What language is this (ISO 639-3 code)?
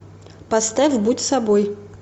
rus